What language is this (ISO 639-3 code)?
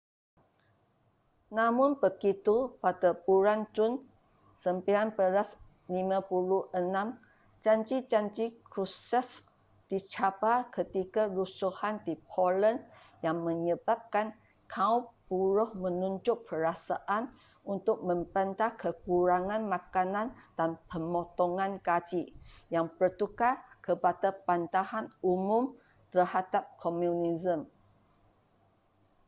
msa